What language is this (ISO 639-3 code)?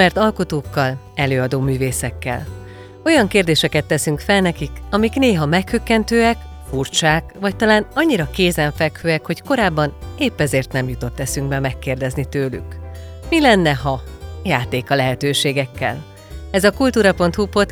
hun